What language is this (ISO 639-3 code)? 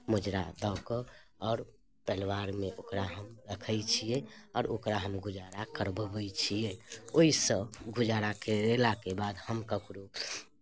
mai